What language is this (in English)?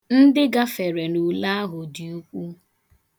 Igbo